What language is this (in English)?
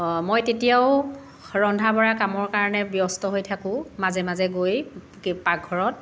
Assamese